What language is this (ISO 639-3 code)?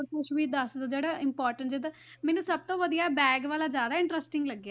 pan